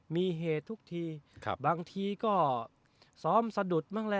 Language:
Thai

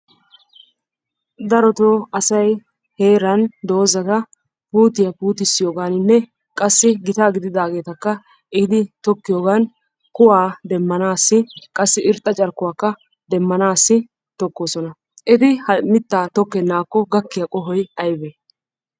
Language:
Wolaytta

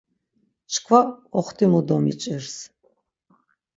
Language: Laz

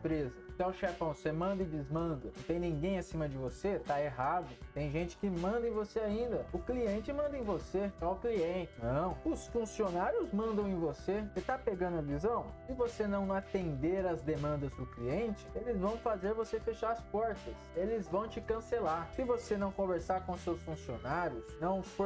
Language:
Portuguese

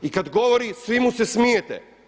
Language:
Croatian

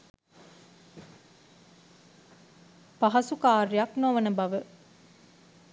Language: Sinhala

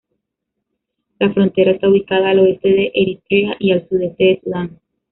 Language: Spanish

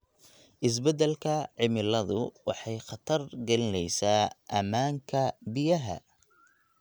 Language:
Somali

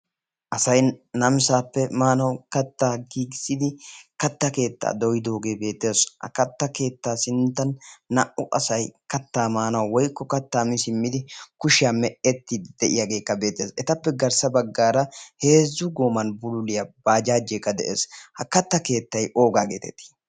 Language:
Wolaytta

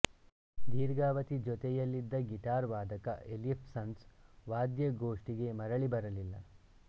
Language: Kannada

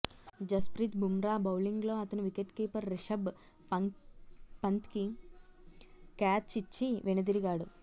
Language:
Telugu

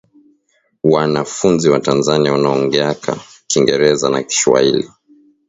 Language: Swahili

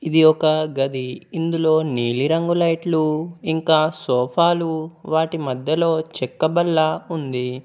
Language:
Telugu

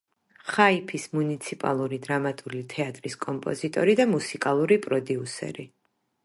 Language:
Georgian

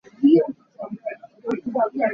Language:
Hakha Chin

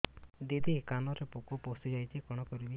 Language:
Odia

